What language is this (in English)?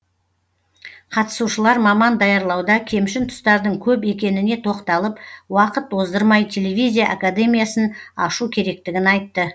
Kazakh